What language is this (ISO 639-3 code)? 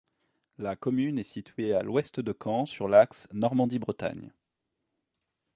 fra